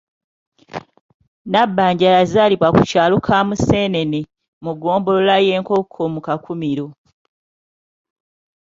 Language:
Ganda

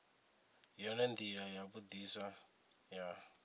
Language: Venda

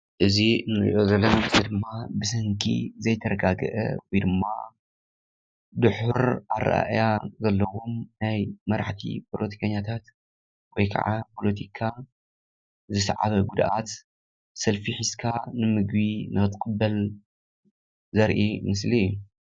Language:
Tigrinya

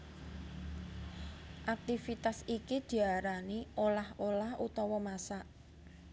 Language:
Javanese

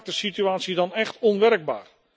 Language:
Dutch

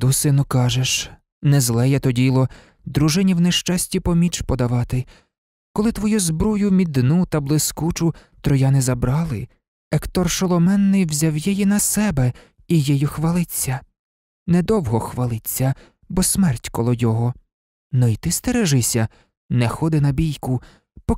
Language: Ukrainian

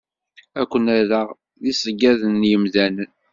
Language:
Kabyle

